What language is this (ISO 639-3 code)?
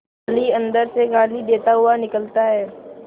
hin